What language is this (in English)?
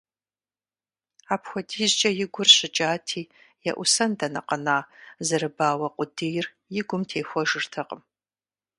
Kabardian